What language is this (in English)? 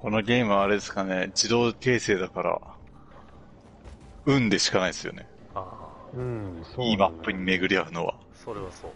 Japanese